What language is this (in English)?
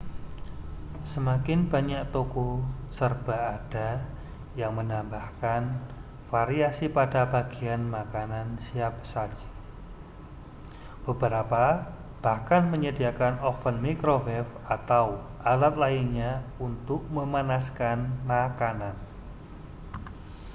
Indonesian